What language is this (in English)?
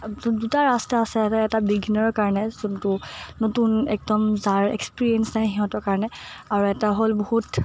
Assamese